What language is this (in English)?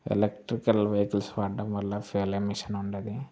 Telugu